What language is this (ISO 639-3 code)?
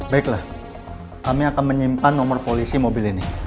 ind